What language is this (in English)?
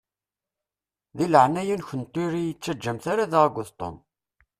Kabyle